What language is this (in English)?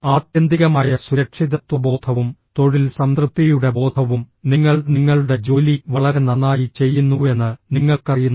Malayalam